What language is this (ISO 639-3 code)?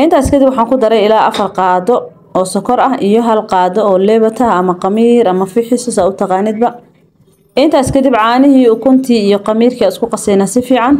ara